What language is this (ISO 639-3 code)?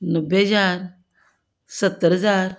pan